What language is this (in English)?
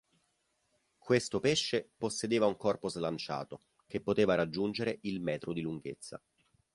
Italian